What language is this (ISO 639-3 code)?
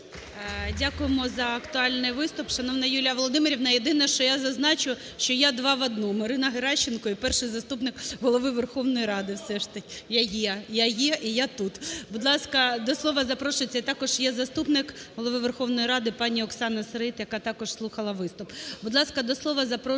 ukr